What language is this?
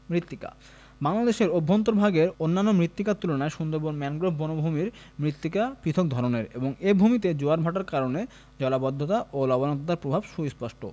Bangla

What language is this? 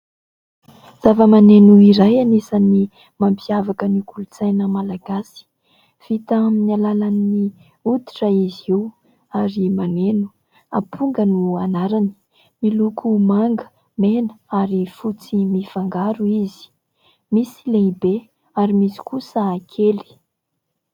Malagasy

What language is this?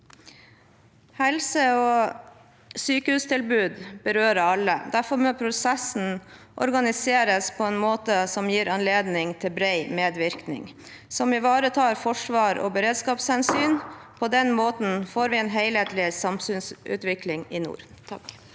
Norwegian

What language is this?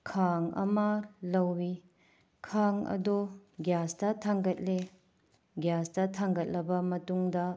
Manipuri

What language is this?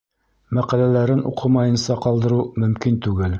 Bashkir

